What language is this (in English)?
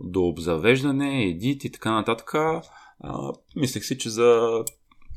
Bulgarian